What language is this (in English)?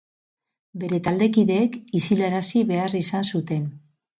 Basque